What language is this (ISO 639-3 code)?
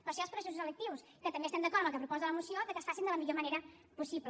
cat